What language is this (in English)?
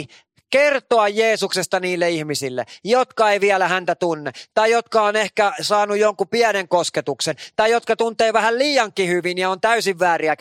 Finnish